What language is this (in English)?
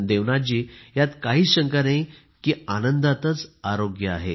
Marathi